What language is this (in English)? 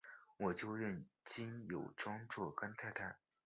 Chinese